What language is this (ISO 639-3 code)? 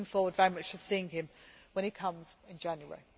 eng